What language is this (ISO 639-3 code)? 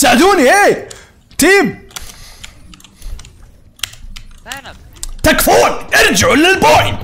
ara